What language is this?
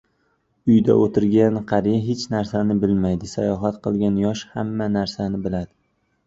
Uzbek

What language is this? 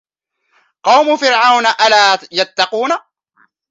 Arabic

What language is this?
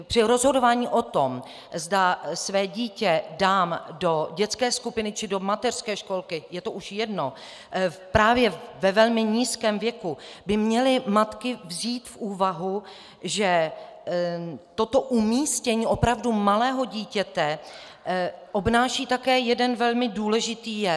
Czech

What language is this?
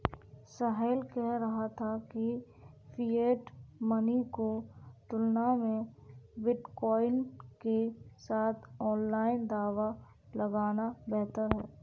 Hindi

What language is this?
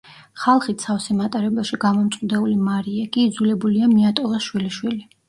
Georgian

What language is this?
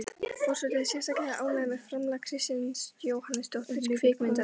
Icelandic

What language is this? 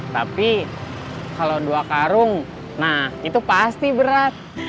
Indonesian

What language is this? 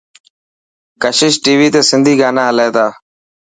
Dhatki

